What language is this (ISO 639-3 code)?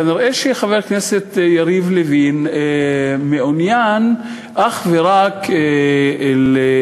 heb